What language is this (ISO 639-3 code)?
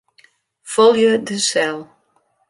fry